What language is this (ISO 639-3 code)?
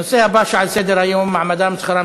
heb